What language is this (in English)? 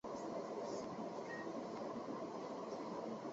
Chinese